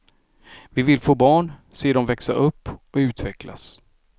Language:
Swedish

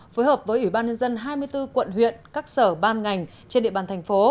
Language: Vietnamese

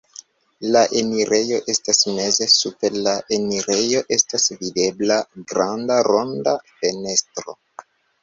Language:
Esperanto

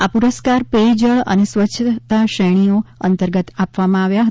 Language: Gujarati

